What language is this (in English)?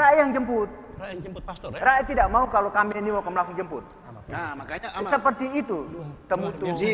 Indonesian